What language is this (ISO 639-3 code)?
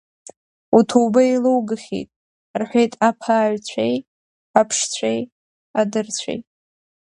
abk